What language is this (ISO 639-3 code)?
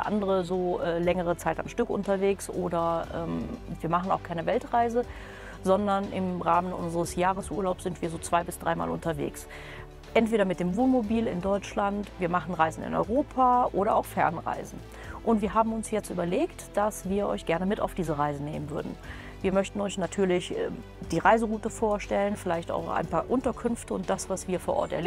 deu